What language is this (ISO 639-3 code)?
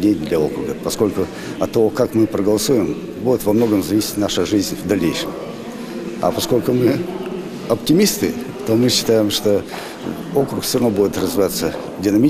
rus